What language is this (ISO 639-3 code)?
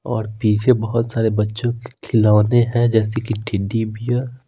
hin